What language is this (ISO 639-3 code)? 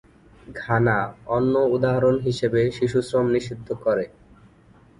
ben